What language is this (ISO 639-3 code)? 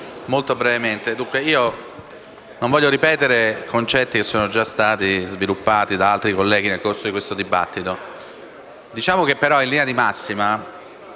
ita